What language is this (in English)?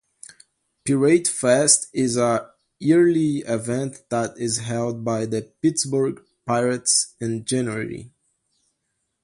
English